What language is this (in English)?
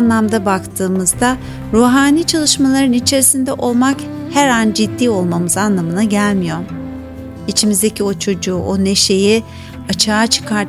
Turkish